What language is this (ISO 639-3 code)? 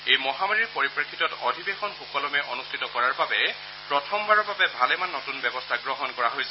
asm